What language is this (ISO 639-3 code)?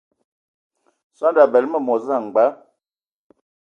ewo